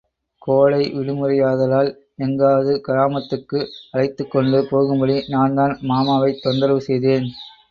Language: Tamil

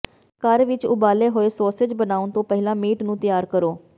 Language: Punjabi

